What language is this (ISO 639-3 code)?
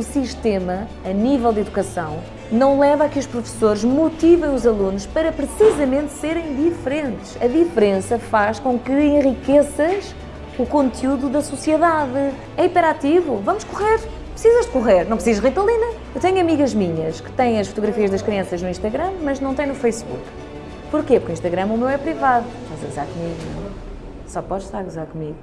por